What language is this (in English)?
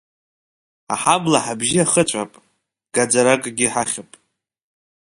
Abkhazian